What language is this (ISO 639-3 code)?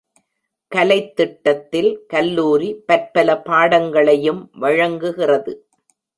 tam